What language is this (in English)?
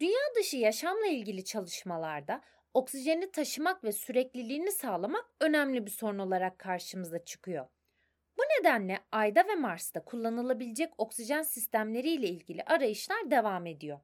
Turkish